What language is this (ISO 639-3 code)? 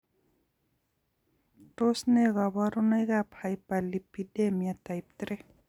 kln